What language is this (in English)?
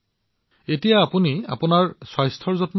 Assamese